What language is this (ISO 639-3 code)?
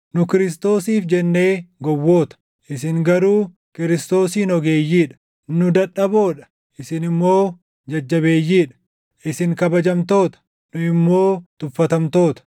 orm